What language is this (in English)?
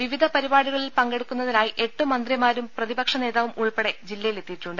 Malayalam